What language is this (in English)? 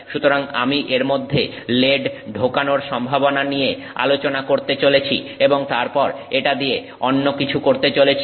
Bangla